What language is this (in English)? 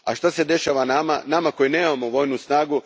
Croatian